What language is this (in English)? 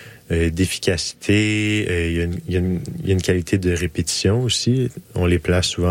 French